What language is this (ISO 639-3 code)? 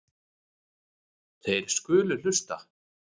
isl